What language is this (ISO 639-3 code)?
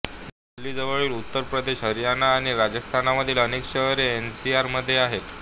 mar